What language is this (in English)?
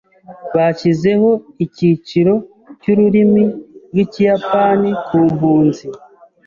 Kinyarwanda